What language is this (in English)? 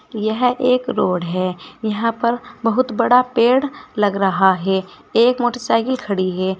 Hindi